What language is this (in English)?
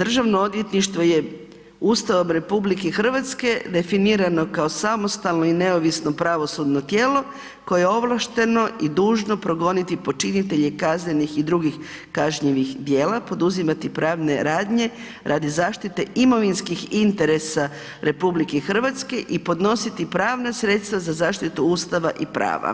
Croatian